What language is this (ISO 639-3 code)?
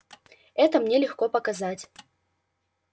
rus